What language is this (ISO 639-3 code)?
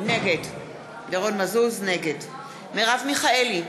heb